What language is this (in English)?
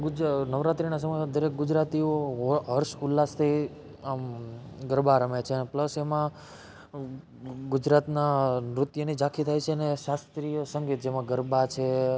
Gujarati